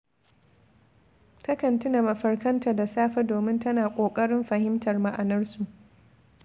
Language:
Hausa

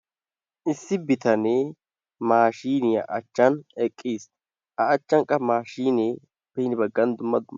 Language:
Wolaytta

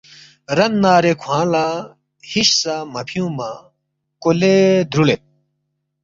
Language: Balti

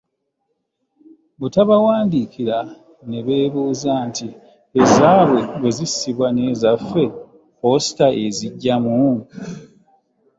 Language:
Ganda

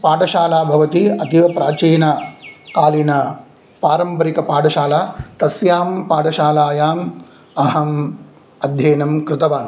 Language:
Sanskrit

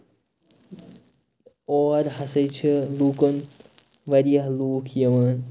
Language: Kashmiri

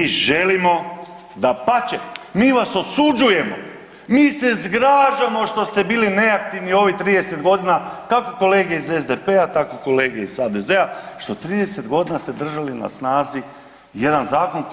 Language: Croatian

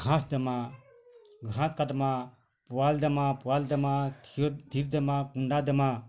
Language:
Odia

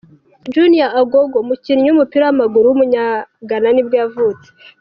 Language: Kinyarwanda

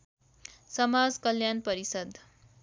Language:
Nepali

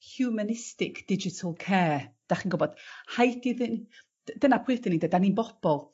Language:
Welsh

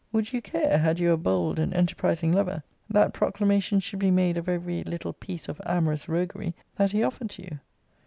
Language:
English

